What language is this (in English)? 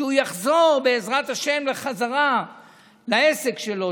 Hebrew